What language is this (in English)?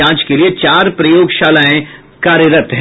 Hindi